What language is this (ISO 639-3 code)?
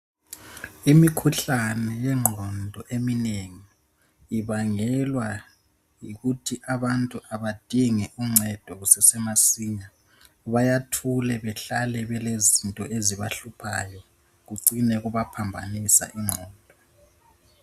nde